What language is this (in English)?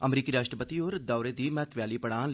Dogri